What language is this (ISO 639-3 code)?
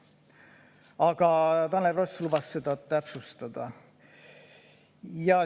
est